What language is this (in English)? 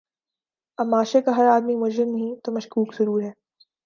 Urdu